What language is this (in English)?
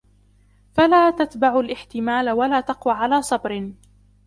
Arabic